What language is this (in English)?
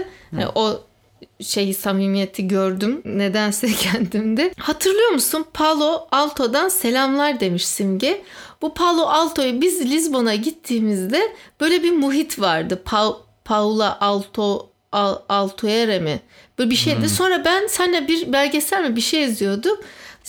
Turkish